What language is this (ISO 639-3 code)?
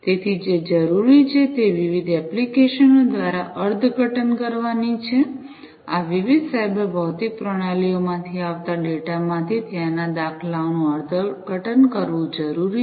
guj